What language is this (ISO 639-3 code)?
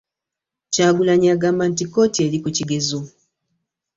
lug